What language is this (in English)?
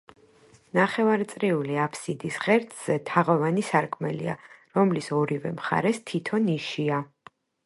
Georgian